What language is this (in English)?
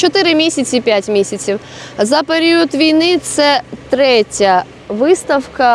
Ukrainian